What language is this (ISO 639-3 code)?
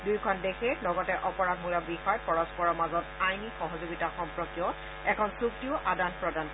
asm